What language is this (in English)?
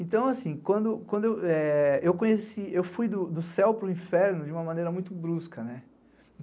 Portuguese